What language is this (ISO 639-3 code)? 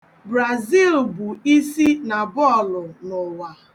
ibo